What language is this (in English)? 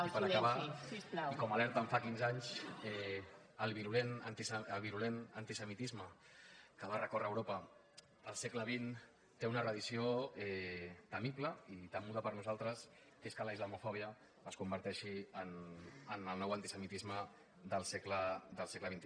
Catalan